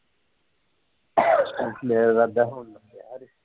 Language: Punjabi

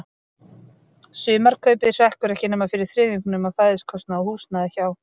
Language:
Icelandic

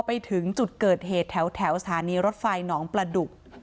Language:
Thai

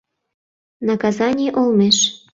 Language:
Mari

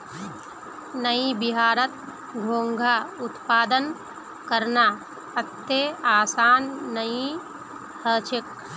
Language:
Magahi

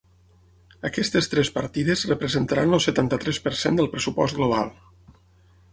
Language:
Catalan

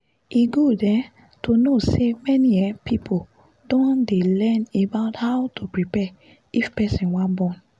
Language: Nigerian Pidgin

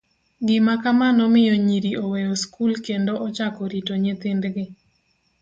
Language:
Luo (Kenya and Tanzania)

